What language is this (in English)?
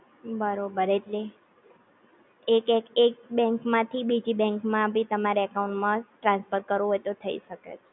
Gujarati